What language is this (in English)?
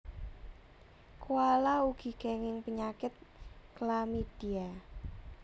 Javanese